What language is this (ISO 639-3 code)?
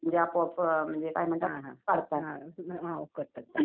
mar